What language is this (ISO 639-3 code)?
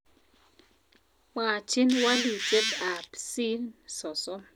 kln